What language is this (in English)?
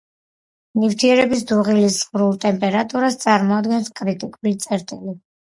Georgian